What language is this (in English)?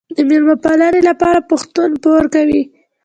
Pashto